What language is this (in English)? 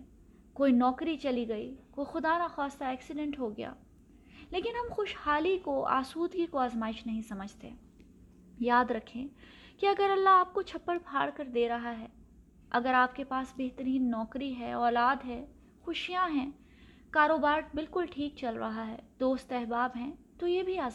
Urdu